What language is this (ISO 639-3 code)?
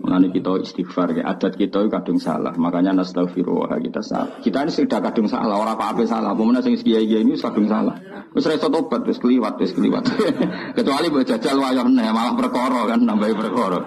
ind